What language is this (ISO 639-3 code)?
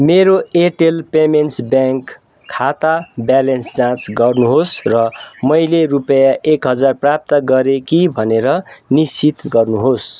nep